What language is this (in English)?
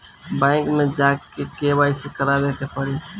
Bhojpuri